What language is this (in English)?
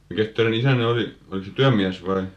Finnish